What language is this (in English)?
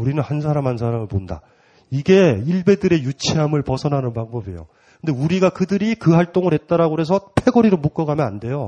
Korean